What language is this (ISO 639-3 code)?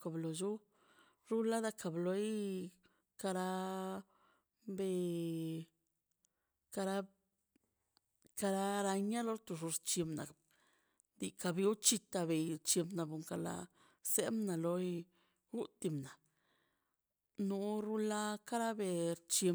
zpy